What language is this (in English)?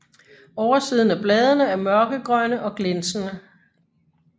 Danish